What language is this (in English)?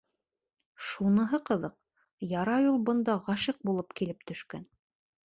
Bashkir